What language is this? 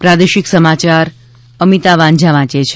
Gujarati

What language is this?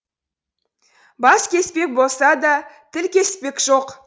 Kazakh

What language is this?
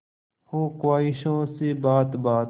Hindi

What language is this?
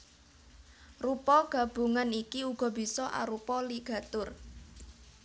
Javanese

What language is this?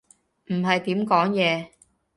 Cantonese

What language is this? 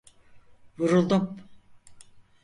Turkish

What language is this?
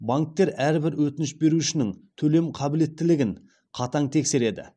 Kazakh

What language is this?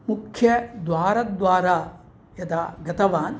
Sanskrit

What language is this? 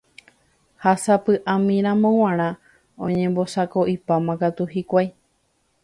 Guarani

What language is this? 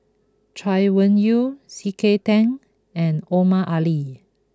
English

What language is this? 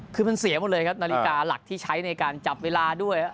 Thai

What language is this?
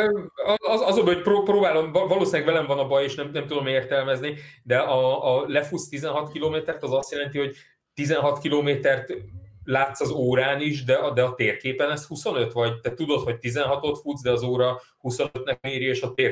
Hungarian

